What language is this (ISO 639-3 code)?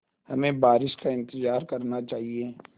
hin